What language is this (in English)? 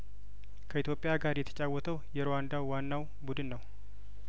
Amharic